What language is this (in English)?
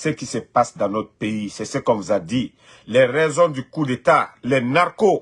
French